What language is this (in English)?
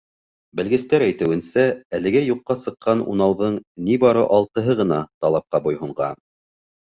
Bashkir